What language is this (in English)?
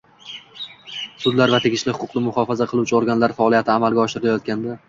Uzbek